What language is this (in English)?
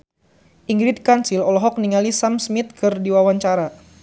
Sundanese